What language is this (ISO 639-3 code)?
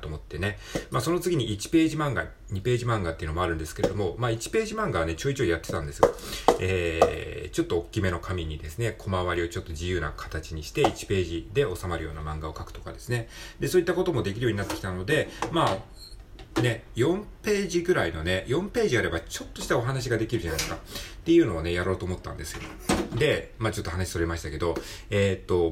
jpn